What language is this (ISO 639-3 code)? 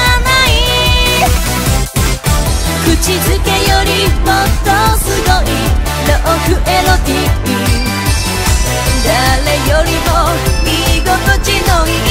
kor